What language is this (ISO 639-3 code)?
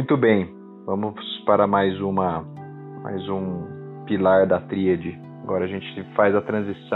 por